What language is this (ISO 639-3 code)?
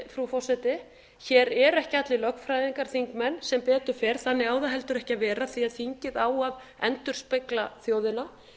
isl